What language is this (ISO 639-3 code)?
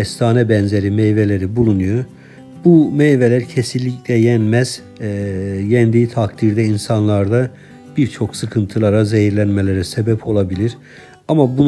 tur